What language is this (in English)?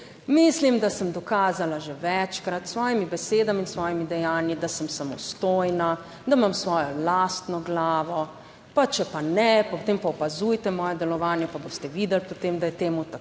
Slovenian